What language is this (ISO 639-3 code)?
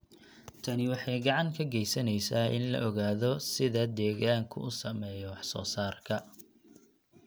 som